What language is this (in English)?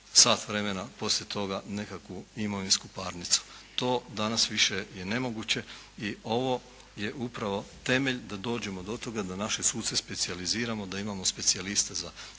Croatian